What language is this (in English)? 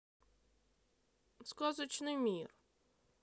Russian